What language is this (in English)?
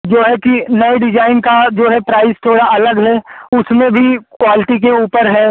Hindi